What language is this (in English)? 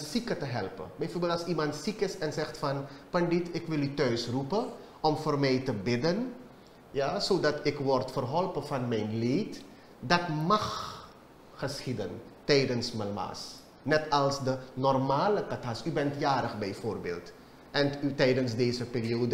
Dutch